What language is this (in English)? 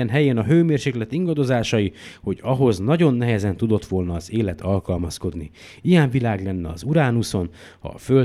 Hungarian